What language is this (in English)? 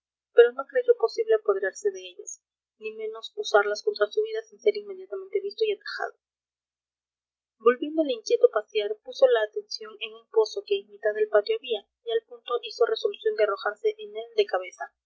Spanish